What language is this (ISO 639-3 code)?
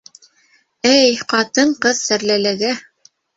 bak